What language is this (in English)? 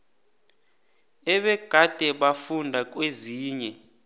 South Ndebele